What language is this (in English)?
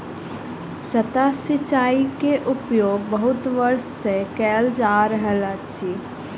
Maithili